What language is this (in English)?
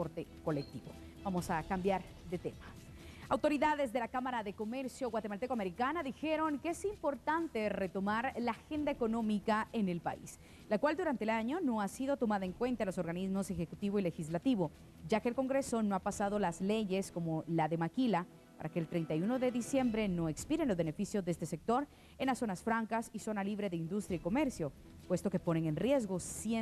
Spanish